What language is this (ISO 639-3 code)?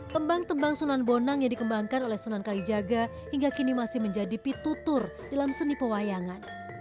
ind